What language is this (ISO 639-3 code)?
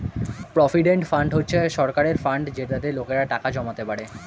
ben